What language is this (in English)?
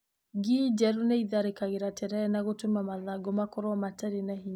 Kikuyu